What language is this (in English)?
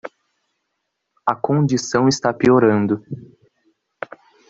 Portuguese